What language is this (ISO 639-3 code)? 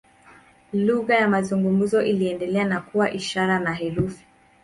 swa